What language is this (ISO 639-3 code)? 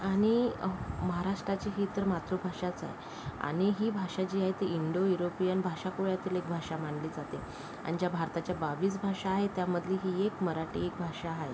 mar